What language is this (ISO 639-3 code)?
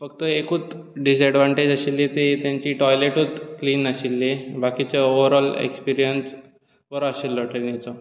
kok